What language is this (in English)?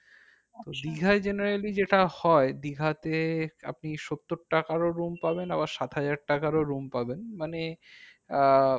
Bangla